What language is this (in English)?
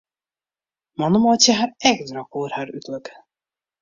Western Frisian